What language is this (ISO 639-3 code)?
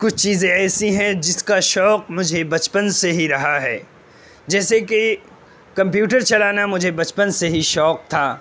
urd